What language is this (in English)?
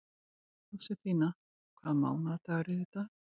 Icelandic